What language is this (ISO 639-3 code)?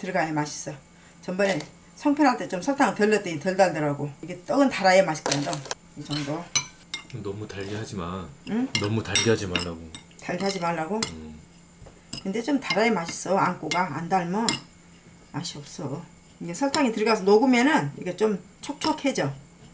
kor